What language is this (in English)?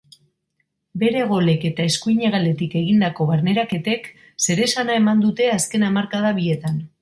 Basque